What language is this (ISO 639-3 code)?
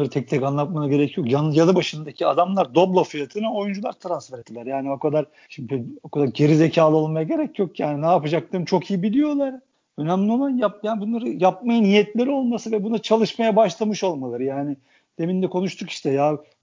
tur